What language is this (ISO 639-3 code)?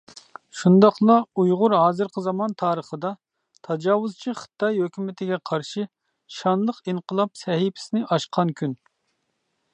uig